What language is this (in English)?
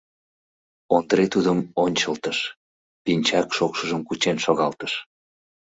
Mari